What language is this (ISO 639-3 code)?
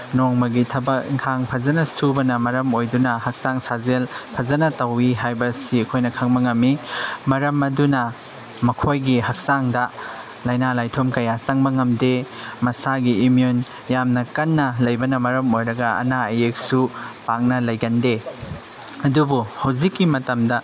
mni